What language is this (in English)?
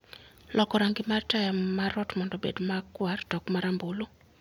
Luo (Kenya and Tanzania)